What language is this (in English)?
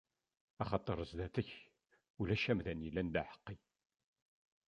Kabyle